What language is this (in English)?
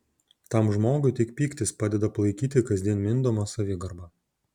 Lithuanian